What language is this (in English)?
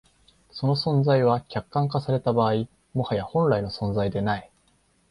Japanese